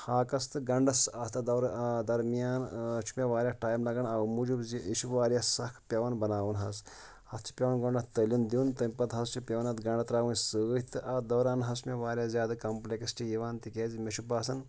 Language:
Kashmiri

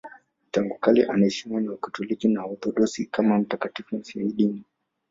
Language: Swahili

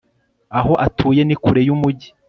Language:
Kinyarwanda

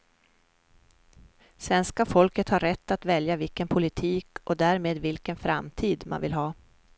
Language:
Swedish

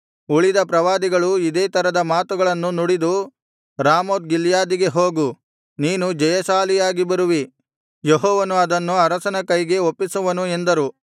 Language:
Kannada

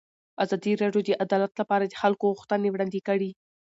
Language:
Pashto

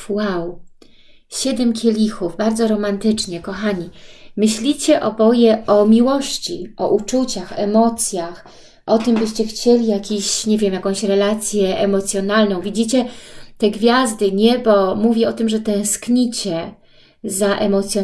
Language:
Polish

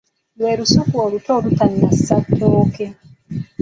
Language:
Ganda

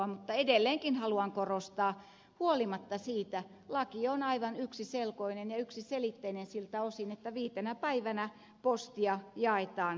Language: Finnish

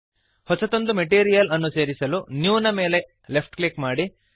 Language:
Kannada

